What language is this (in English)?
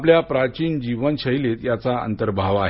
Marathi